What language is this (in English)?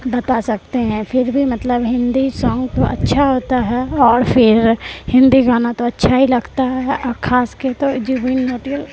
Urdu